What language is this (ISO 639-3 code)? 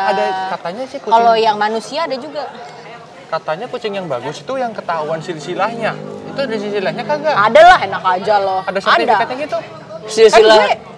ind